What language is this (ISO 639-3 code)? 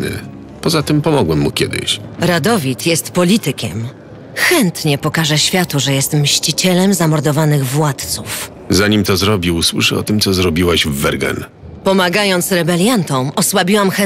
pol